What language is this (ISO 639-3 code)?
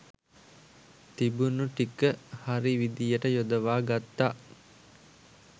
sin